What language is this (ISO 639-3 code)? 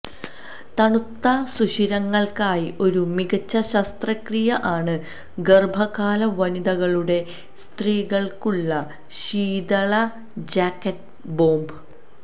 mal